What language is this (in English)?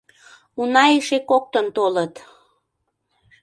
Mari